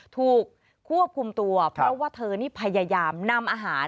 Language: Thai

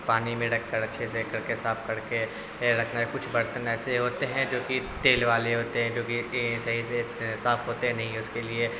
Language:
Urdu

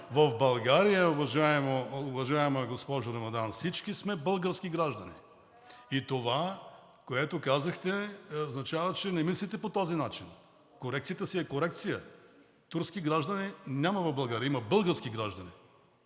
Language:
Bulgarian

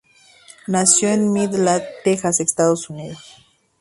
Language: Spanish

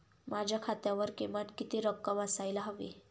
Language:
Marathi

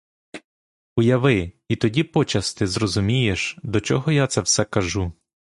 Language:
Ukrainian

